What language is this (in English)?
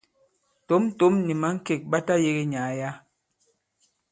Bankon